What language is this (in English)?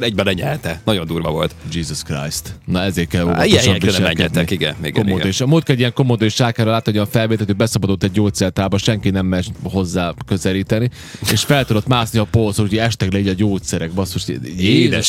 Hungarian